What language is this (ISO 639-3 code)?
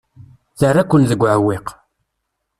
kab